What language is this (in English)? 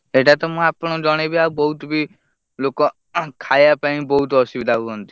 Odia